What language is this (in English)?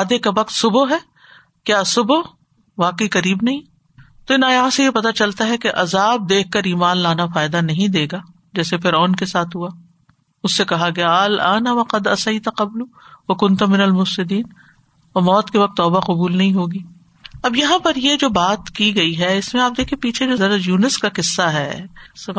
Urdu